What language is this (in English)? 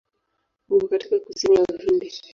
Swahili